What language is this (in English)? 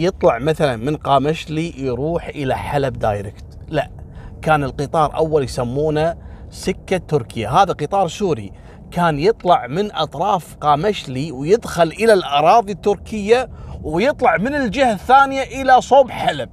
Arabic